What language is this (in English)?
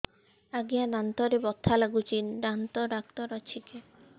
Odia